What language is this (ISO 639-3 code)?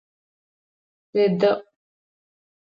ady